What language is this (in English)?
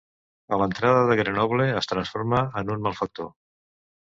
Catalan